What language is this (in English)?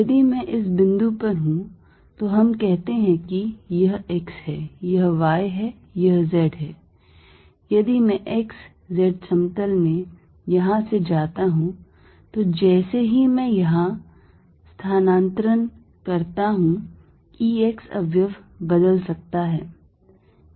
Hindi